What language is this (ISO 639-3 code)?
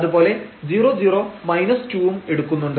mal